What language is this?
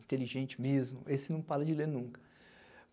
Portuguese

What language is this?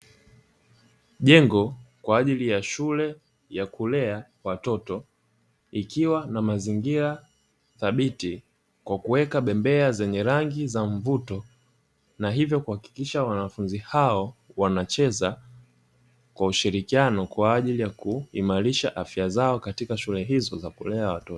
Swahili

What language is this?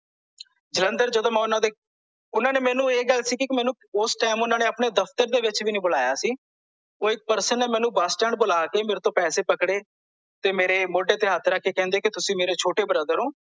Punjabi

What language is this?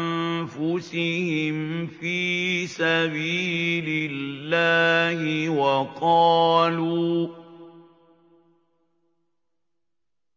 Arabic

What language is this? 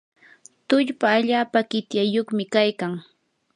Yanahuanca Pasco Quechua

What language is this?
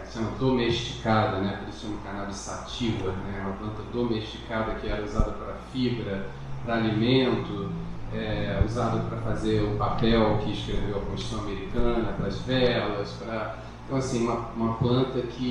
Portuguese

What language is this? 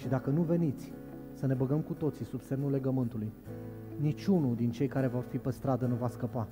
Romanian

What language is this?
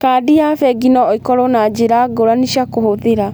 Kikuyu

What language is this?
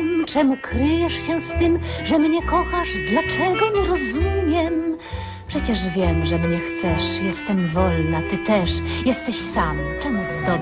Polish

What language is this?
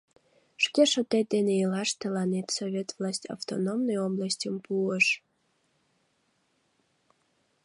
Mari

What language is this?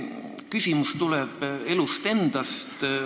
Estonian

